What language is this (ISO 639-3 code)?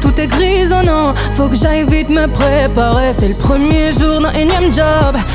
fra